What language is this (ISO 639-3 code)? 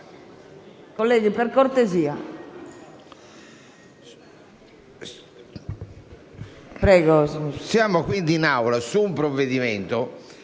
ita